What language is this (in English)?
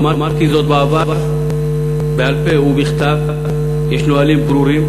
Hebrew